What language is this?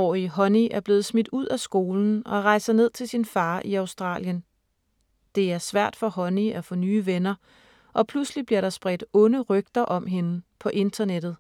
Danish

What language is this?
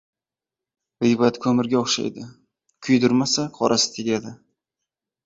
Uzbek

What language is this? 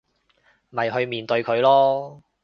Cantonese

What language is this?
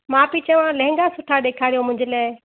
Sindhi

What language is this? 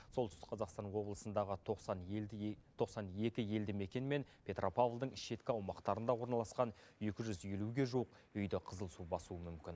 Kazakh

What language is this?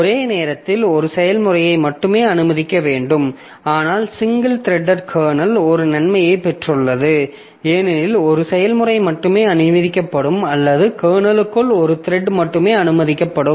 Tamil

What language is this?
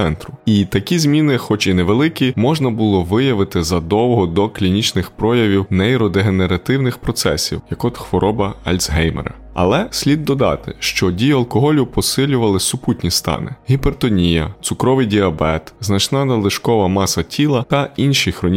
Ukrainian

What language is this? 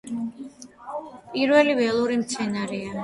Georgian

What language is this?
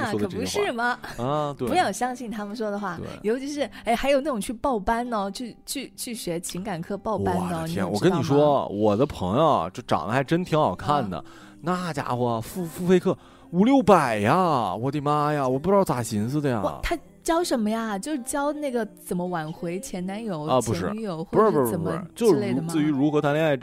Chinese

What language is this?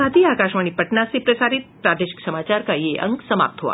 Hindi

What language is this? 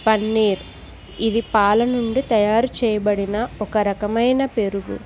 Telugu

